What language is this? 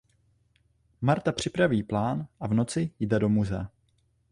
Czech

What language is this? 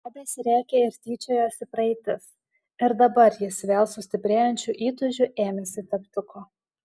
Lithuanian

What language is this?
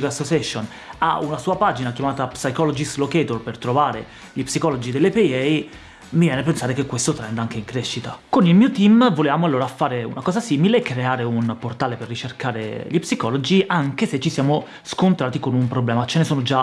Italian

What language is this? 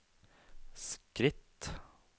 Norwegian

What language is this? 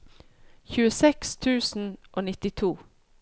Norwegian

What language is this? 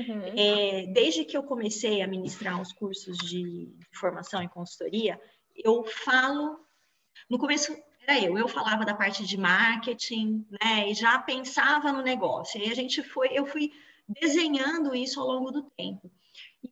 Portuguese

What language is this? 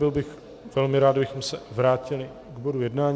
Czech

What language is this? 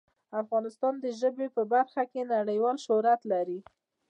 Pashto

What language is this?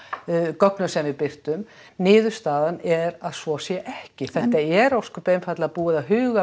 Icelandic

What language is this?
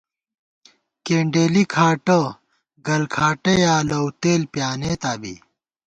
Gawar-Bati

